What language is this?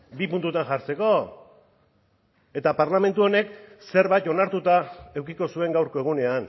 Basque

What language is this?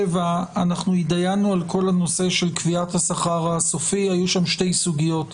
Hebrew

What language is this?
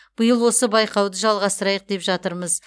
Kazakh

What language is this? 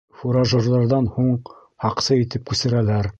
Bashkir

